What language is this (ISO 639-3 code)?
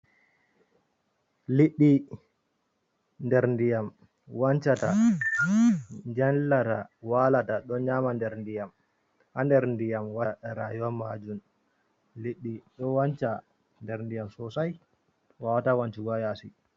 ful